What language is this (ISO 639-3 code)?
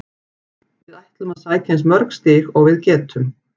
isl